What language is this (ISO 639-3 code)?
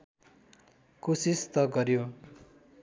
nep